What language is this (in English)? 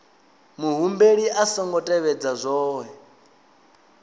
Venda